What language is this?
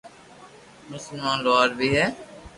Loarki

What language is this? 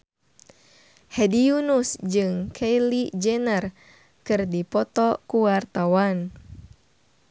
Sundanese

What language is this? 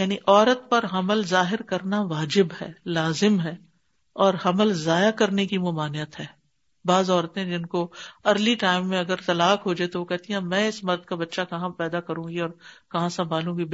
Urdu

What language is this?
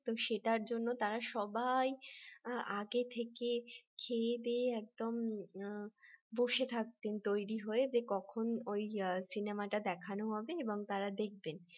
Bangla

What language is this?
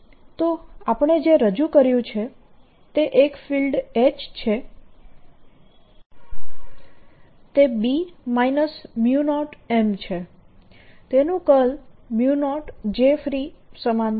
Gujarati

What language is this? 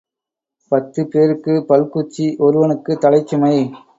Tamil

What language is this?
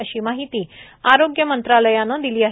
Marathi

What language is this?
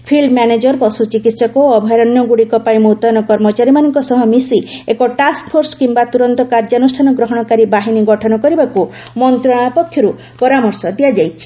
Odia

